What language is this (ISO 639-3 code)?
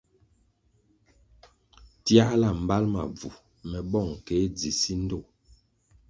nmg